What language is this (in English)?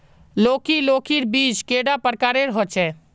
Magahi